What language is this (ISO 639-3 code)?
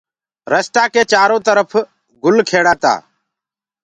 ggg